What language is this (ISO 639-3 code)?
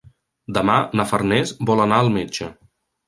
cat